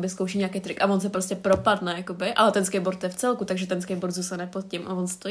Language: Czech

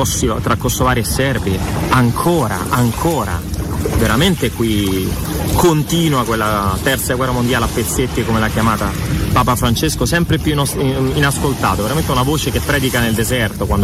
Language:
Italian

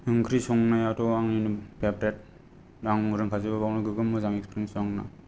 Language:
Bodo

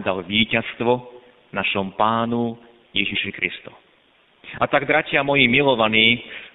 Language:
Slovak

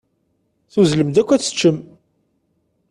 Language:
Kabyle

